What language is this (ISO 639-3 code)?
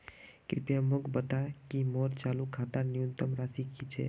mag